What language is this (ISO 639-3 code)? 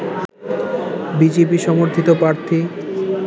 ben